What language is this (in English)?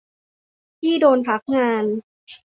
Thai